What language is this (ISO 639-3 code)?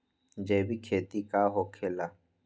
mag